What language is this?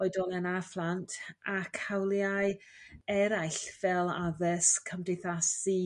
Welsh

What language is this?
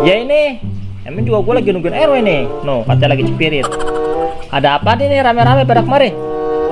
Indonesian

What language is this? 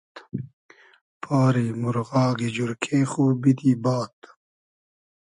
Hazaragi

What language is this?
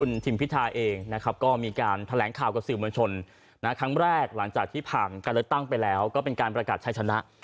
Thai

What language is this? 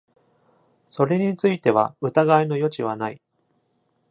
Japanese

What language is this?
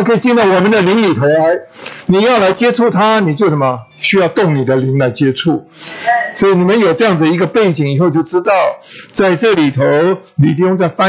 Chinese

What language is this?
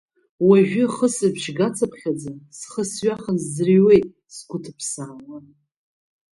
Abkhazian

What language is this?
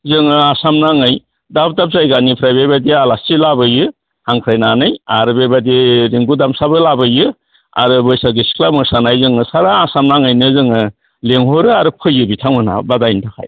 Bodo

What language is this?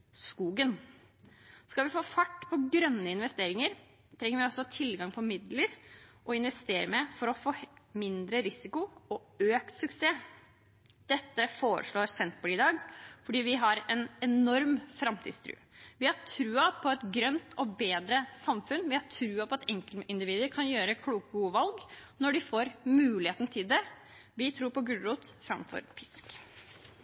Norwegian Bokmål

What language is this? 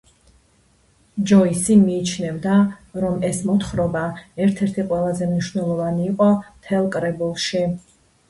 Georgian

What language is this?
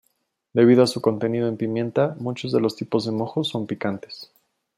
Spanish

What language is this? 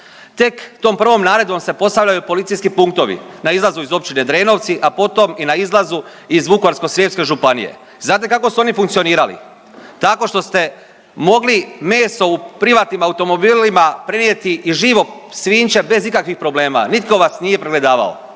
Croatian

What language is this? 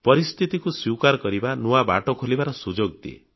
Odia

